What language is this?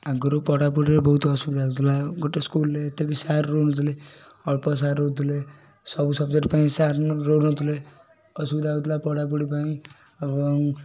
Odia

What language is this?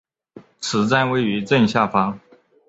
Chinese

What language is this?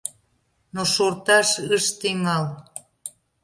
Mari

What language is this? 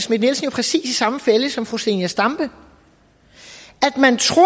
Danish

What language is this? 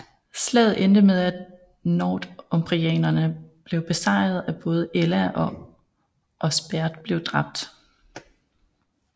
Danish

